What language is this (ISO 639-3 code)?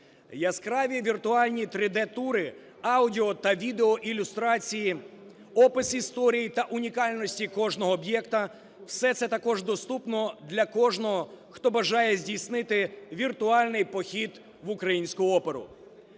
ukr